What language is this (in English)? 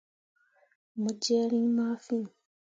Mundang